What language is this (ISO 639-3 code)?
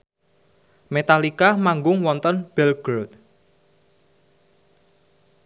jav